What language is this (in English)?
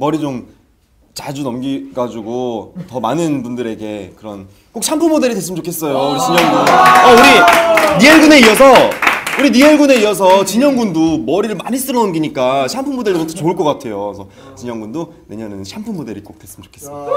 Korean